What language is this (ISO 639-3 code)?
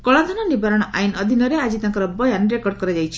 ori